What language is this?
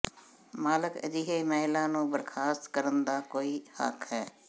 Punjabi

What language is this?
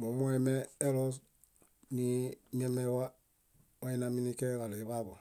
Bayot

